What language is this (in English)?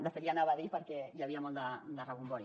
Catalan